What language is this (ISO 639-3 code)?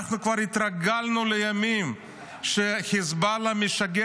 heb